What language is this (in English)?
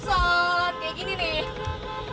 Indonesian